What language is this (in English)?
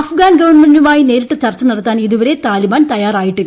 Malayalam